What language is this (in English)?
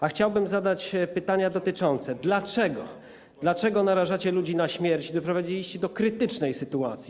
Polish